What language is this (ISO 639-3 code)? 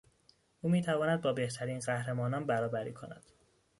fas